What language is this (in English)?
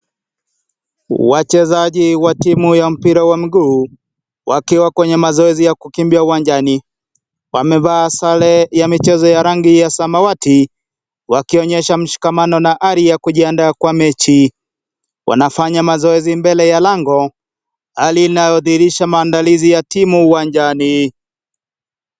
Swahili